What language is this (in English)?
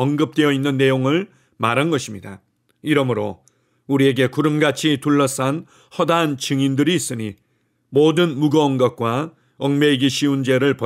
Korean